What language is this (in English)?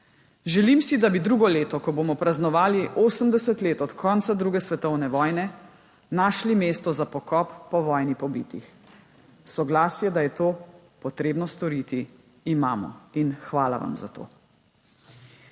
Slovenian